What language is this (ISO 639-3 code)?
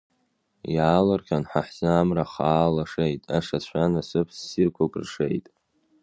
abk